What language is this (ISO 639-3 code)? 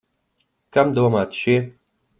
lav